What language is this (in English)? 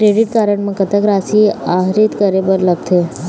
Chhattisgarhi